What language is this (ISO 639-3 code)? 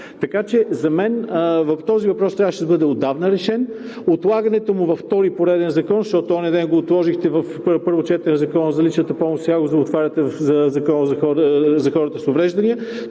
bul